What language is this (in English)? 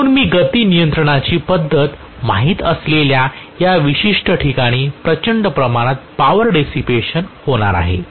Marathi